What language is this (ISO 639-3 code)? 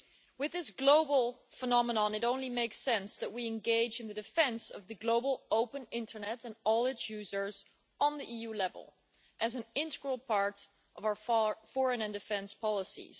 eng